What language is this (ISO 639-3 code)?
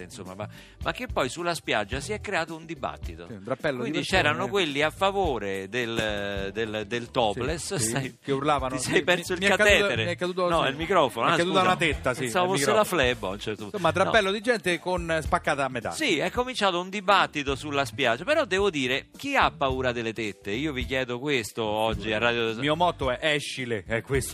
ita